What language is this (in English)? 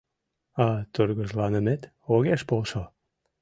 Mari